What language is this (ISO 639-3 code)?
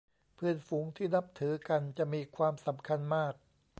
tha